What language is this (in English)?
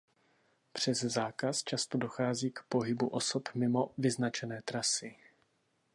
Czech